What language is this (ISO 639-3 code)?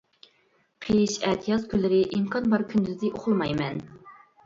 uig